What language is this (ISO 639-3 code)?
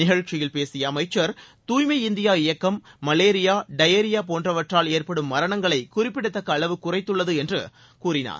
tam